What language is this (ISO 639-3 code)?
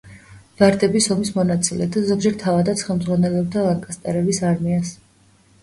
kat